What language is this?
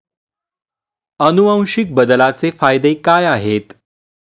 Marathi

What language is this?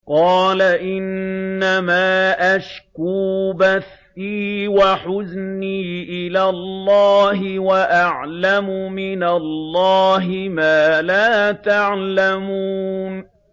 Arabic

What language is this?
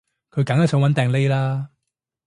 Cantonese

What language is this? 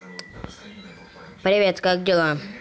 Russian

